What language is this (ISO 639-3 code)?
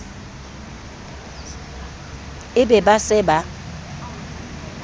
sot